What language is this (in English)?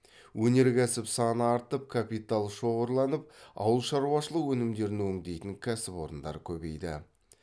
Kazakh